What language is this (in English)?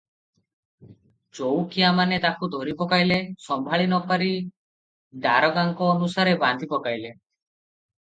Odia